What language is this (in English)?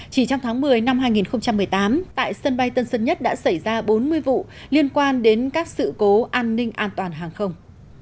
Vietnamese